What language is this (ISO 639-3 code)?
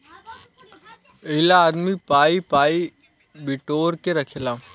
bho